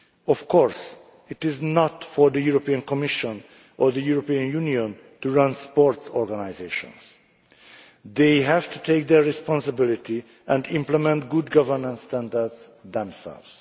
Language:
English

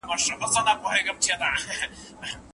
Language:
Pashto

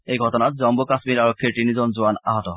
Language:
Assamese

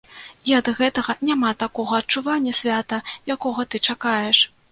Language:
Belarusian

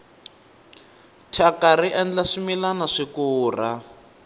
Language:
Tsonga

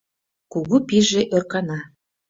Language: Mari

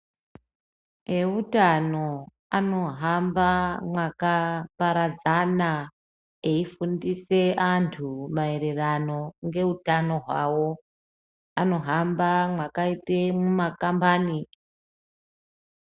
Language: Ndau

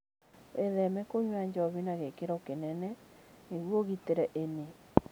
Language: Kikuyu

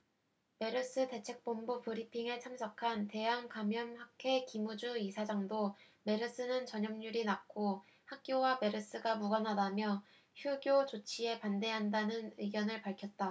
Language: Korean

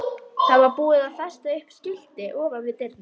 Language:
Icelandic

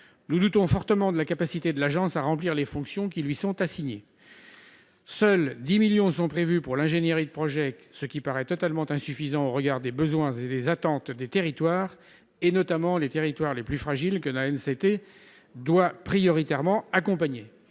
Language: French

